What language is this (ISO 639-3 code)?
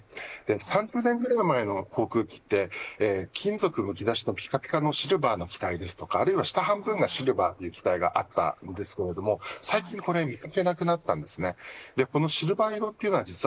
jpn